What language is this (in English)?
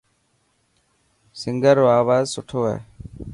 Dhatki